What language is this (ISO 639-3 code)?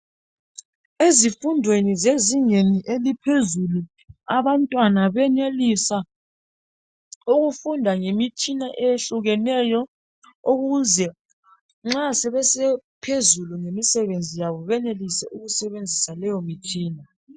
nde